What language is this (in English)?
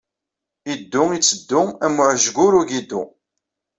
Kabyle